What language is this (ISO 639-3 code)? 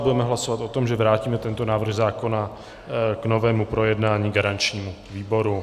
ces